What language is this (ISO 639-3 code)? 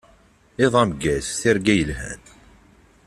kab